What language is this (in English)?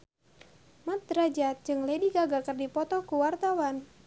Sundanese